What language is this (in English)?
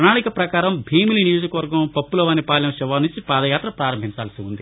Telugu